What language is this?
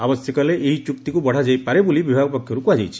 Odia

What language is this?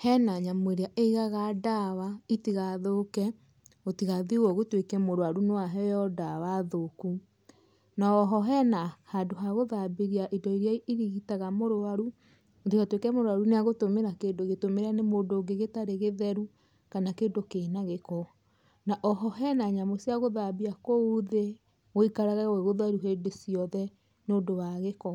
Kikuyu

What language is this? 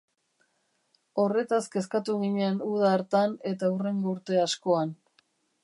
Basque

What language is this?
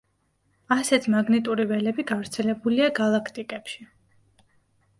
Georgian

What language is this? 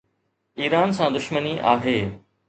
Sindhi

